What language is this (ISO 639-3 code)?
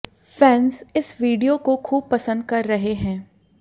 hin